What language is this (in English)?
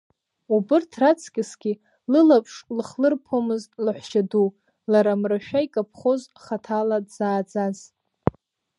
Abkhazian